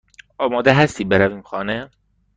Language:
Persian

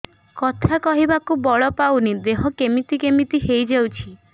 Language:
Odia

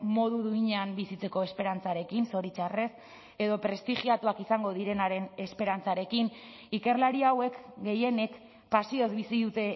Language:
Basque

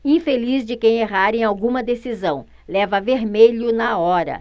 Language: Portuguese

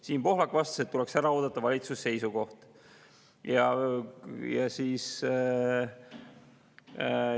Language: Estonian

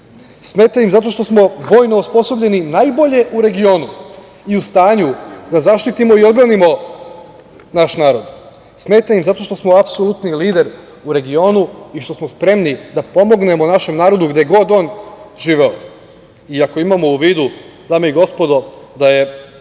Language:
Serbian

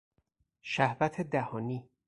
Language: Persian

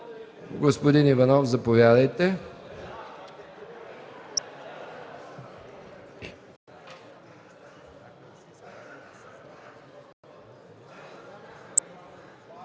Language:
Bulgarian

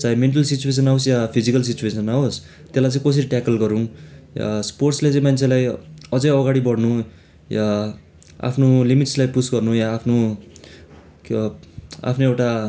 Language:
Nepali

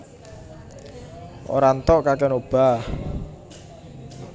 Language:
Javanese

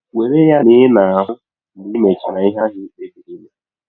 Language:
Igbo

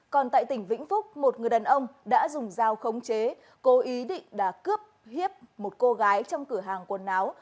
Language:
Vietnamese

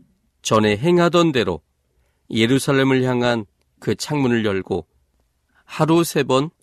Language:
Korean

